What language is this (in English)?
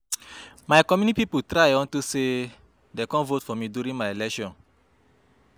Nigerian Pidgin